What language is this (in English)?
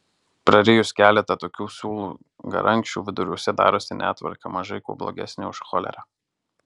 Lithuanian